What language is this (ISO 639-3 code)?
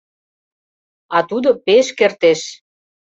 chm